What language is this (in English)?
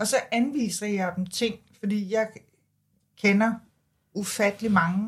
Danish